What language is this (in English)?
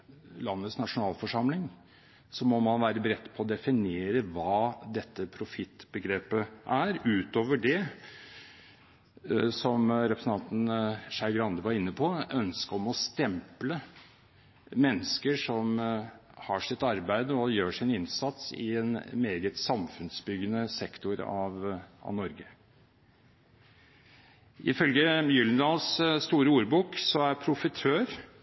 Norwegian Bokmål